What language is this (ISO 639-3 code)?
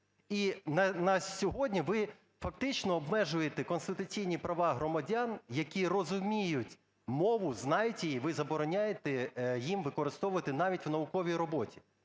ukr